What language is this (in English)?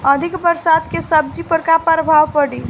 Bhojpuri